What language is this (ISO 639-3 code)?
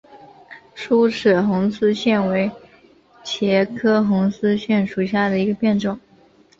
zho